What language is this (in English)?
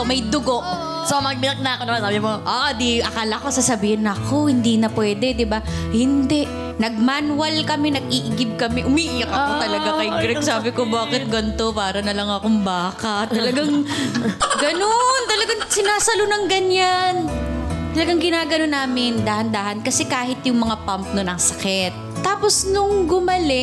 Filipino